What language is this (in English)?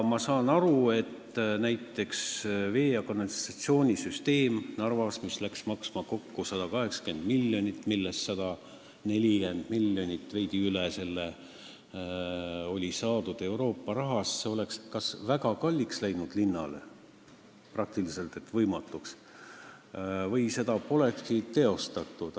Estonian